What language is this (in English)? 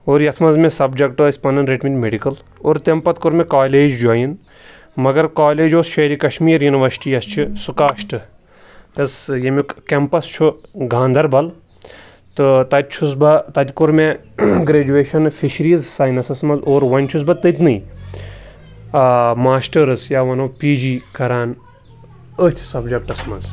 Kashmiri